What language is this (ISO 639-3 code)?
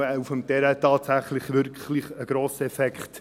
gsw